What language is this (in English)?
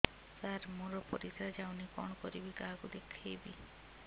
Odia